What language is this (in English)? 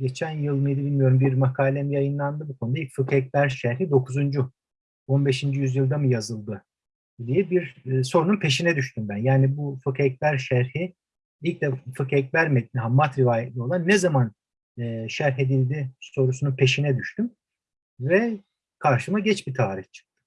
Turkish